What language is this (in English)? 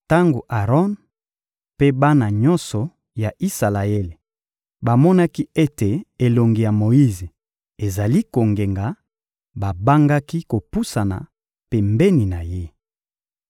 Lingala